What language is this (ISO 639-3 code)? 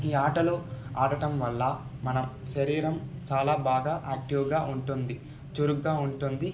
tel